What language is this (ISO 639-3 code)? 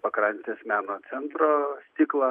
lit